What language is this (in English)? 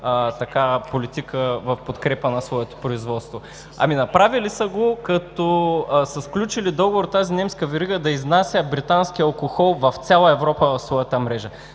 Bulgarian